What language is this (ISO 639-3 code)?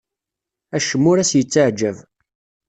kab